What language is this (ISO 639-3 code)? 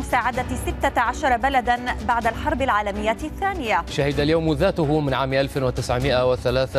ara